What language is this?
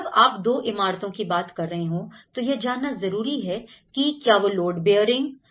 Hindi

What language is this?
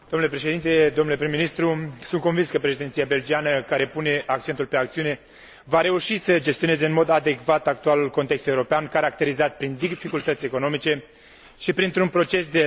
Romanian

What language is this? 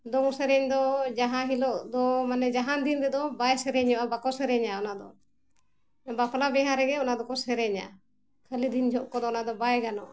Santali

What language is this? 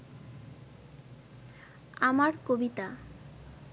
Bangla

